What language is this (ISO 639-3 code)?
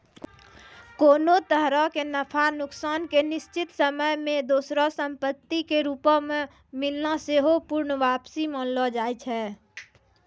mai